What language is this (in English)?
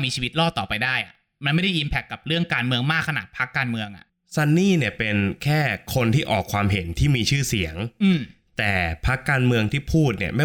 Thai